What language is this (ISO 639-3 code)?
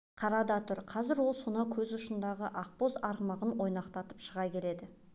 kaz